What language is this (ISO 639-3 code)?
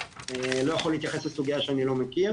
heb